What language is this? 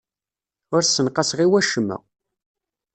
Kabyle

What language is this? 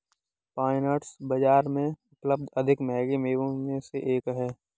Hindi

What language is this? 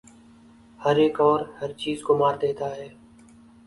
Urdu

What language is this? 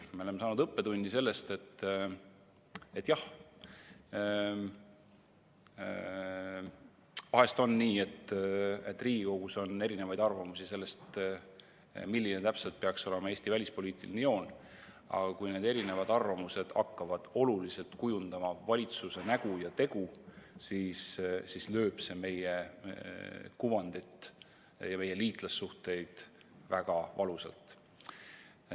Estonian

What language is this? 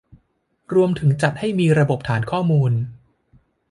Thai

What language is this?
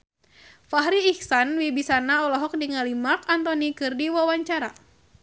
Sundanese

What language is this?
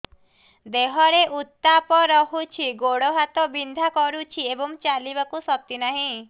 Odia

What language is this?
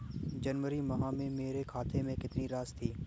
Hindi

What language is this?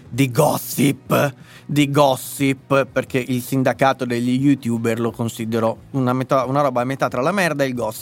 Italian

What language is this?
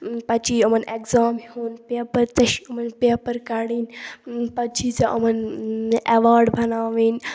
Kashmiri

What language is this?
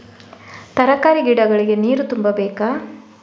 Kannada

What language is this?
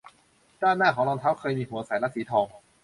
Thai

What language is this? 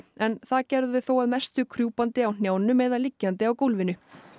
Icelandic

